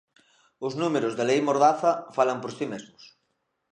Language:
Galician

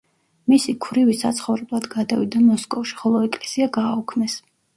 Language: Georgian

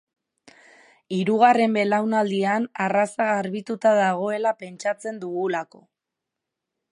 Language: Basque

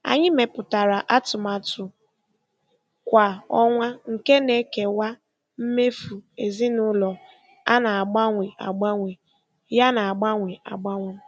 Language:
Igbo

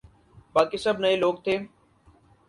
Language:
Urdu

